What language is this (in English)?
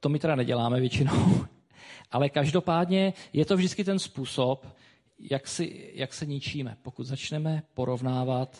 Czech